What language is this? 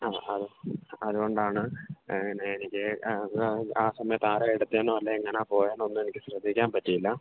Malayalam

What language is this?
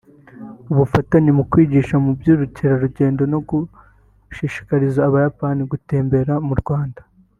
Kinyarwanda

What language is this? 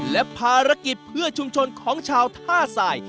Thai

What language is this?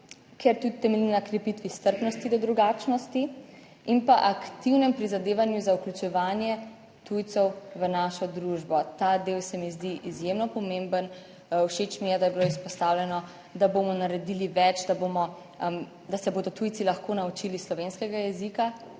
Slovenian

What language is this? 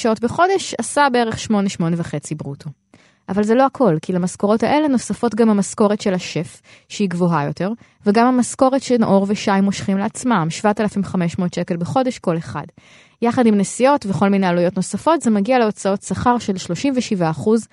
Hebrew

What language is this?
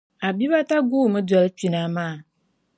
Dagbani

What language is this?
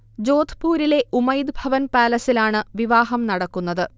Malayalam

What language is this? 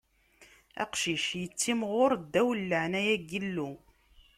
Kabyle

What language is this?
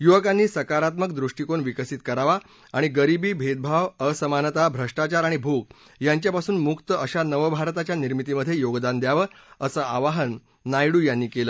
Marathi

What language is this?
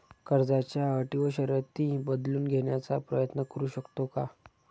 Marathi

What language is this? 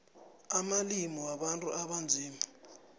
South Ndebele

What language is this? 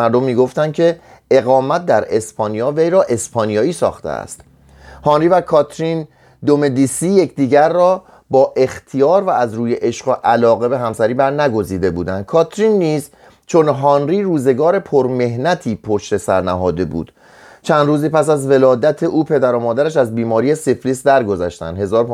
Persian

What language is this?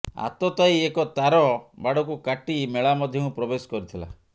Odia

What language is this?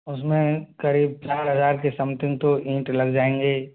Hindi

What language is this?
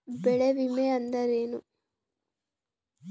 Kannada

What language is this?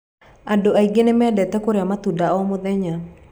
Kikuyu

